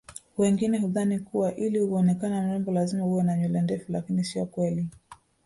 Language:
Swahili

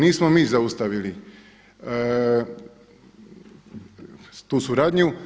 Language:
Croatian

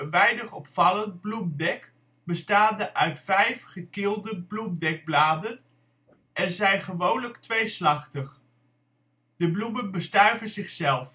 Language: Dutch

